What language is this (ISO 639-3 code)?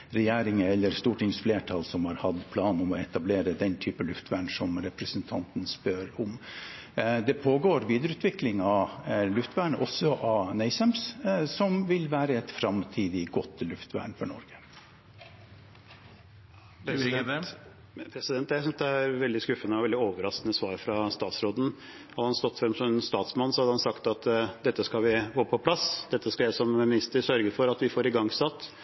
nob